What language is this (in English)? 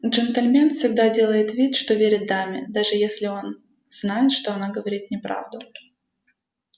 Russian